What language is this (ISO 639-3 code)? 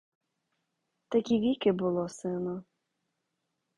ukr